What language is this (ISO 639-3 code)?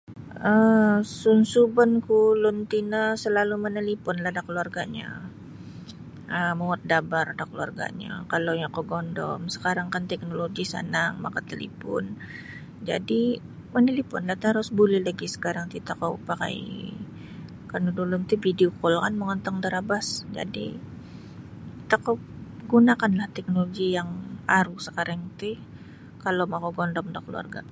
bsy